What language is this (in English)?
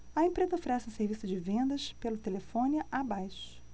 Portuguese